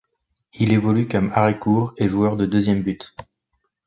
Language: French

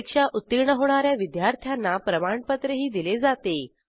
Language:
Marathi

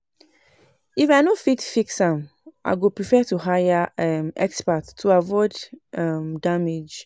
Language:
Nigerian Pidgin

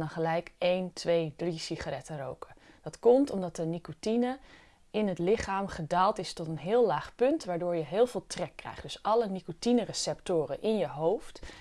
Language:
Dutch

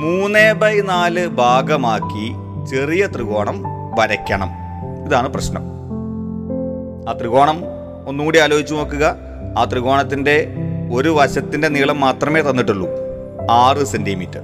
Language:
Malayalam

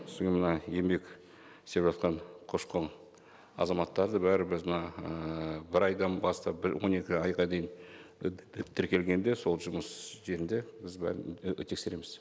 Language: Kazakh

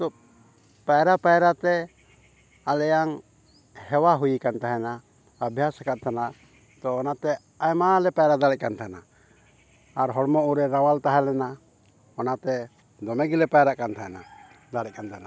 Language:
Santali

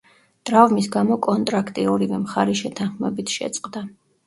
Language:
Georgian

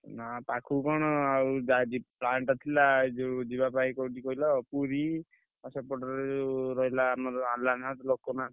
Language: Odia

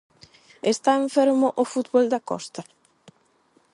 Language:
Galician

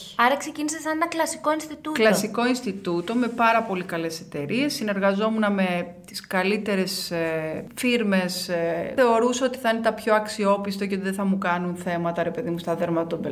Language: Greek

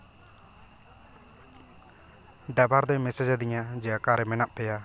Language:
Santali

